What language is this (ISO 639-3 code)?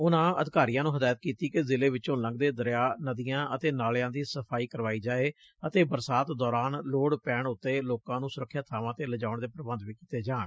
pan